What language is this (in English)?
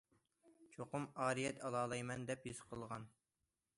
Uyghur